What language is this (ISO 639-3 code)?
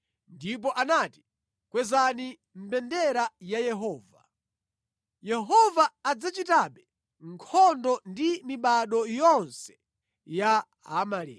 nya